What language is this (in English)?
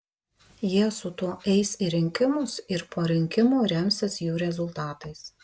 Lithuanian